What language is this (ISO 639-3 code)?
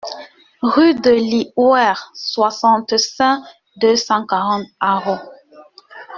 fra